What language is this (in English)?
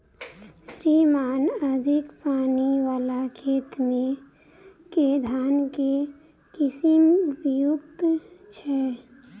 Maithili